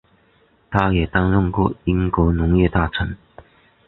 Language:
Chinese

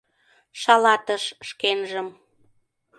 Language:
Mari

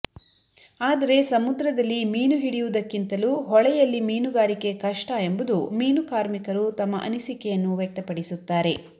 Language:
Kannada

